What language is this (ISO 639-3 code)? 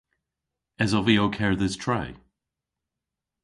cor